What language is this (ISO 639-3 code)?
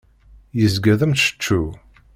kab